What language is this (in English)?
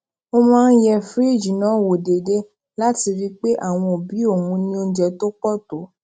Yoruba